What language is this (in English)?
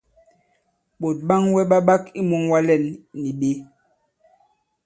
Bankon